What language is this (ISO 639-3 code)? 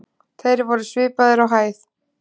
isl